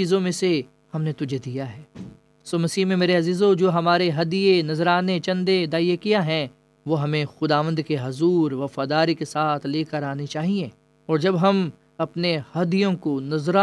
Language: Urdu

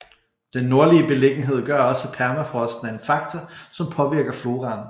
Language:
Danish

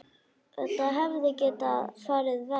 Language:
Icelandic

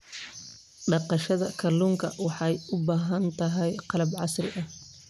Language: Somali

